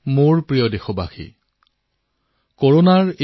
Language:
Assamese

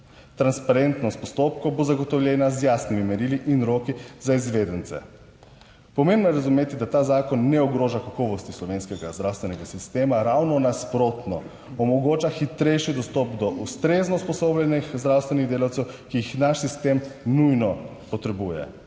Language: Slovenian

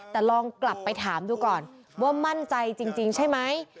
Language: Thai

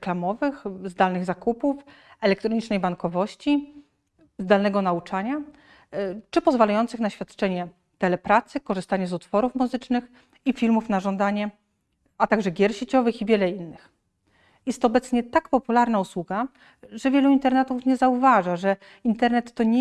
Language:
Polish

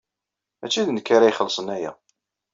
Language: Kabyle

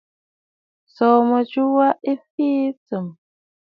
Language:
Bafut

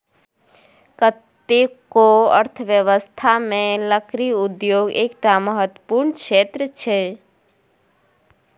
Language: Maithili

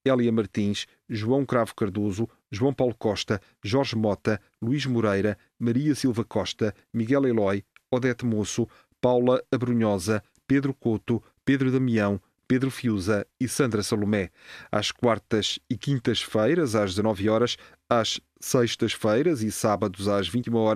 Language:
Portuguese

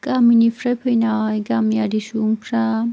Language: Bodo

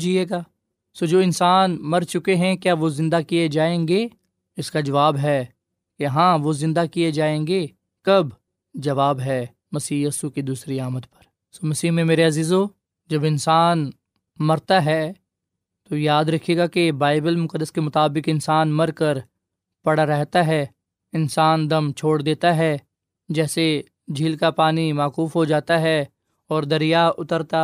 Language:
Urdu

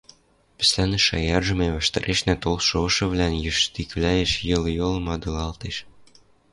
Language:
Western Mari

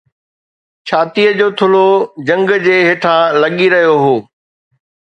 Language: Sindhi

